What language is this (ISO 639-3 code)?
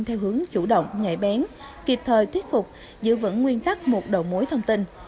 vie